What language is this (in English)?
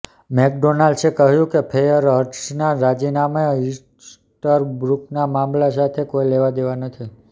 Gujarati